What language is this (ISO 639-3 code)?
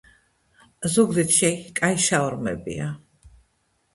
kat